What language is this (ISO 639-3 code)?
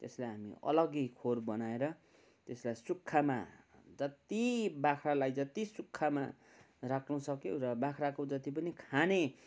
nep